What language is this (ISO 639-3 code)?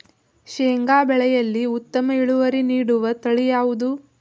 kan